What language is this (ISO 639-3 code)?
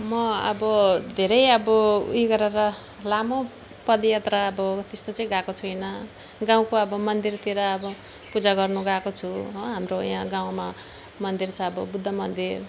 nep